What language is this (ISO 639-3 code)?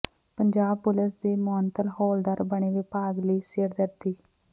pan